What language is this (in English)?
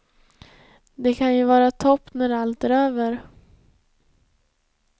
Swedish